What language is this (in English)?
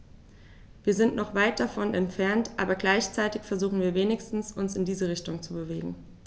German